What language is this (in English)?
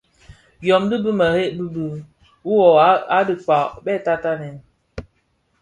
Bafia